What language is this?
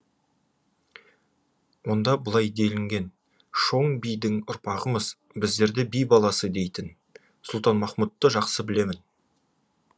Kazakh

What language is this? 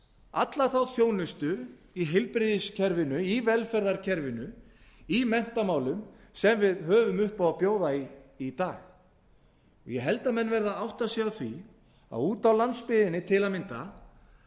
Icelandic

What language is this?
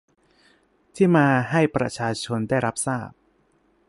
Thai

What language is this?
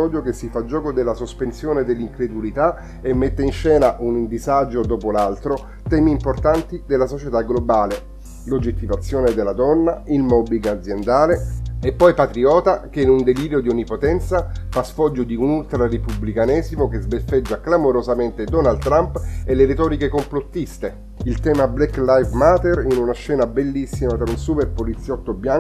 Italian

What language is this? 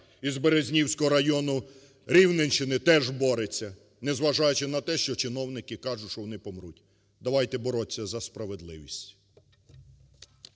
Ukrainian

